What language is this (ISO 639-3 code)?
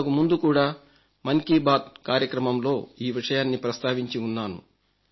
tel